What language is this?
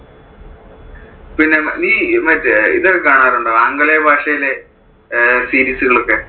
Malayalam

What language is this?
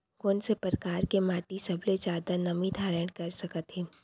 Chhattisgarhi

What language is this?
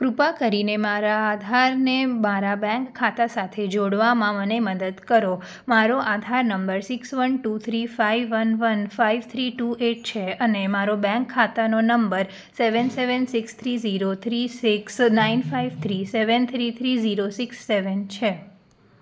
Gujarati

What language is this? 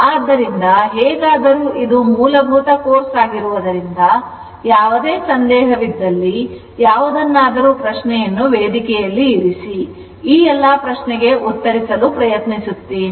Kannada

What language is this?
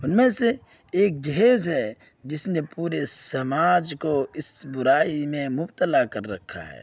Urdu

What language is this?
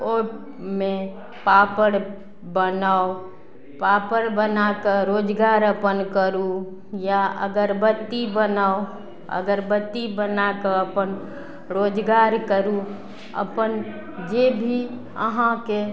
Maithili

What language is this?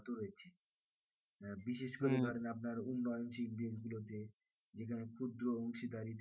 Bangla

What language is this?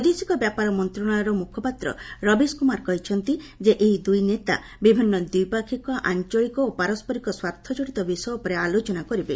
Odia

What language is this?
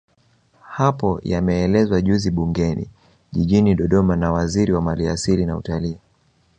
Swahili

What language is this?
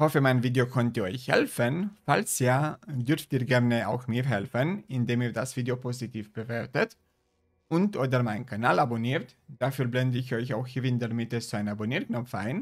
German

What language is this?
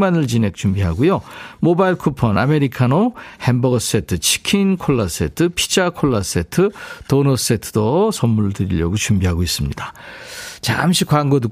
Korean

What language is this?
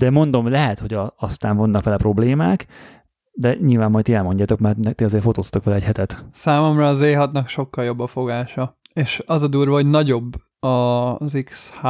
Hungarian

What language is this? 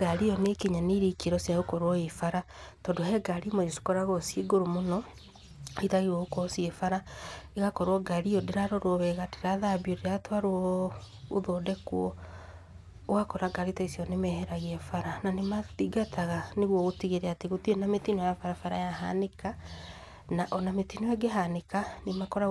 Kikuyu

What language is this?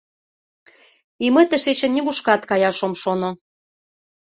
Mari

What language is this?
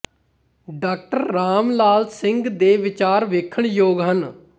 Punjabi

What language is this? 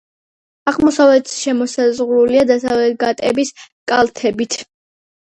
Georgian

